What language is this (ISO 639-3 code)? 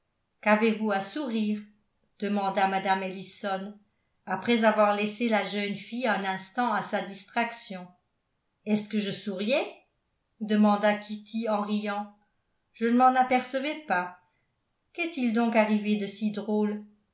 fra